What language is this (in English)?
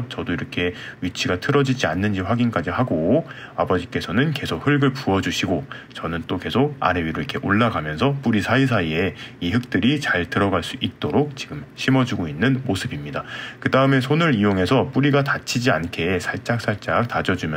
Korean